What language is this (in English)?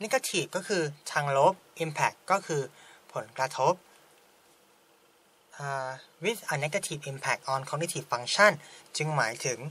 Thai